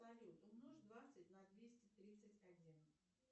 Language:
Russian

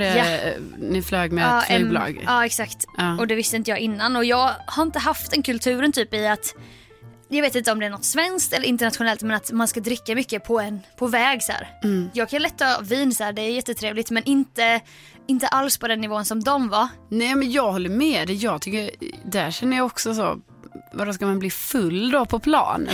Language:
Swedish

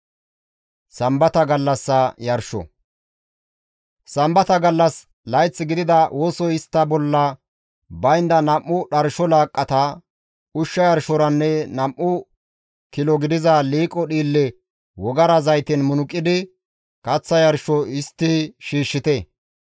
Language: Gamo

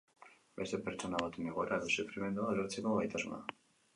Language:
Basque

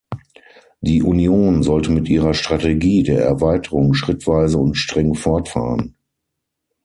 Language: German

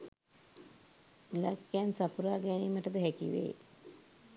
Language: Sinhala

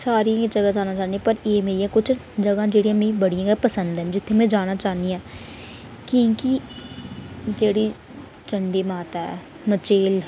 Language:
Dogri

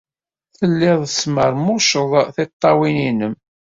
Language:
Kabyle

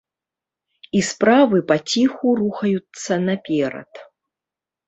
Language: Belarusian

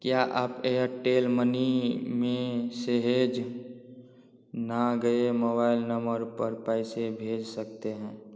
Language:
Hindi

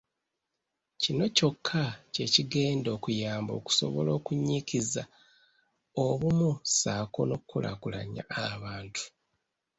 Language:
Ganda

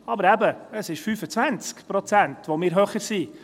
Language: Swiss German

